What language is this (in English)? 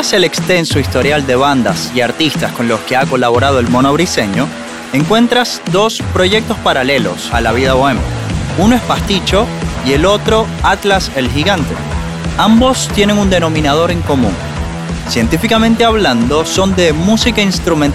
Spanish